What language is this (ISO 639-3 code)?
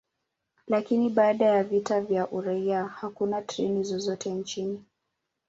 swa